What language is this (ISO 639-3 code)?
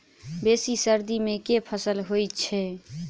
mai